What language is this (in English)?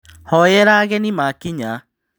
Kikuyu